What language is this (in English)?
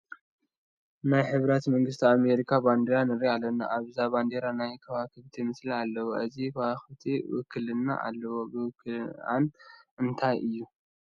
Tigrinya